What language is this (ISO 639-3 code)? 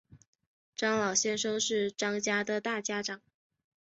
zho